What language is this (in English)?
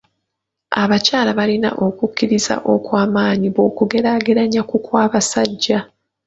Ganda